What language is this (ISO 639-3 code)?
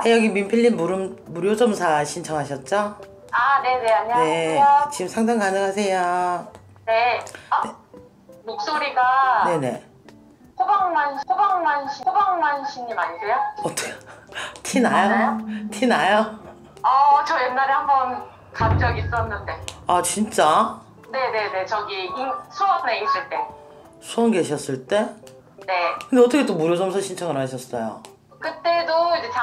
kor